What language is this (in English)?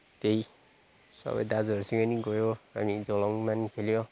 Nepali